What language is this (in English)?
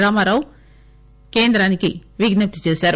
Telugu